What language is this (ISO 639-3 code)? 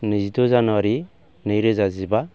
brx